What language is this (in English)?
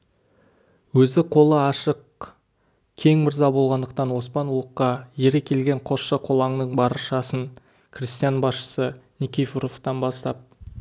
Kazakh